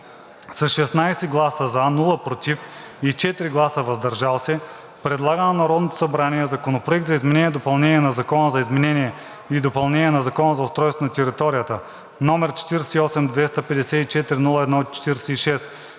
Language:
Bulgarian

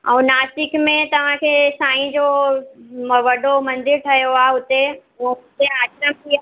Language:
Sindhi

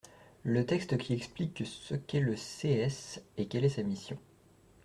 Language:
French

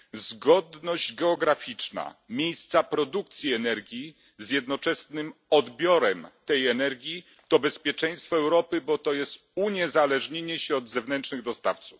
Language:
Polish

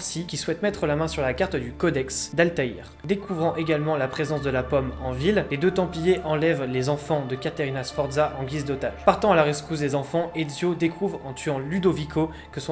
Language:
French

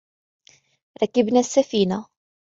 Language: Arabic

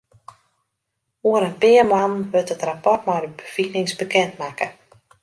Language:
Western Frisian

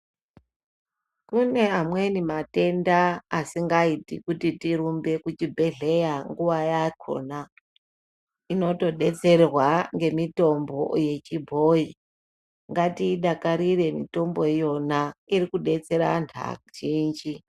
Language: Ndau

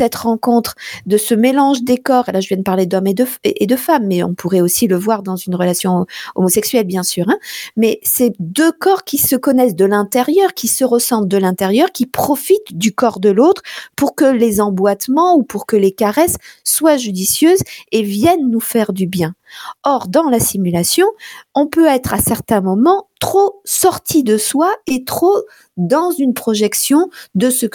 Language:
French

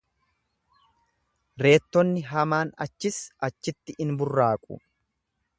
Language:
Oromo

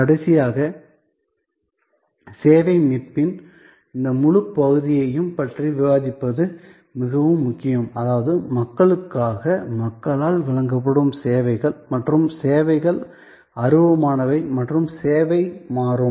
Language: Tamil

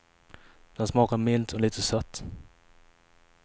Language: Swedish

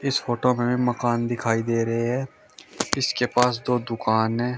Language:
Hindi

